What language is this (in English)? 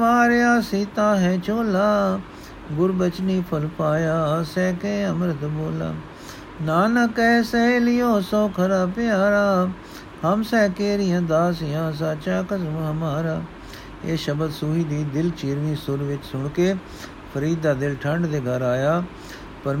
Punjabi